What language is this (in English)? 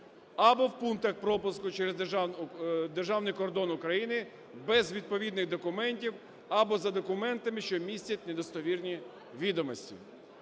Ukrainian